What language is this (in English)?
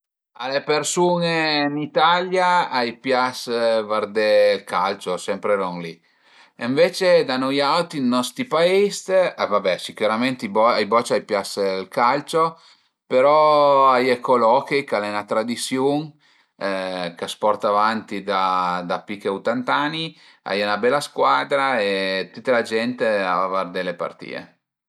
Piedmontese